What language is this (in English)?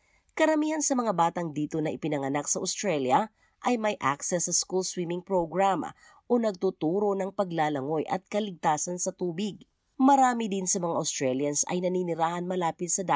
Filipino